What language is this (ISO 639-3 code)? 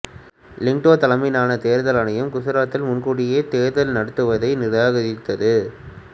tam